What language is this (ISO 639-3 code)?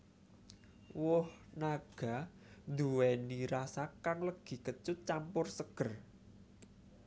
jav